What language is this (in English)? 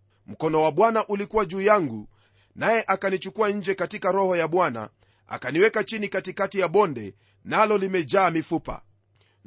Swahili